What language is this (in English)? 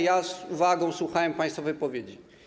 Polish